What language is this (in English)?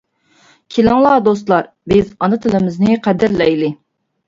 Uyghur